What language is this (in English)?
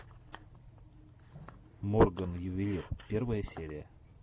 Russian